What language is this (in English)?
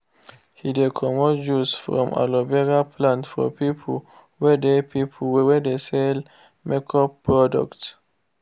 Nigerian Pidgin